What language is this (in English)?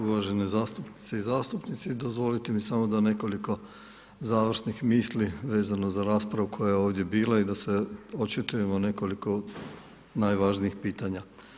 Croatian